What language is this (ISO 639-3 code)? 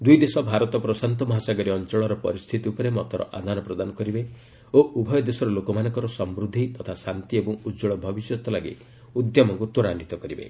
ori